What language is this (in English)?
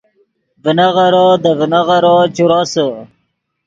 Yidgha